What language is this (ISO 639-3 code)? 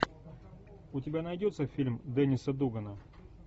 rus